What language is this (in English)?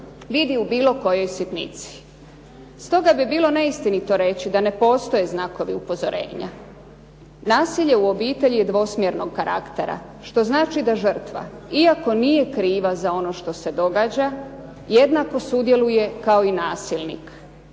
Croatian